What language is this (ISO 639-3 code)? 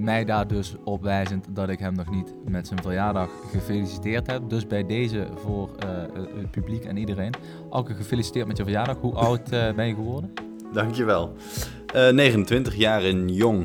nld